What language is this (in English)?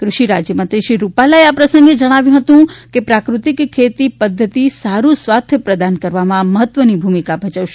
Gujarati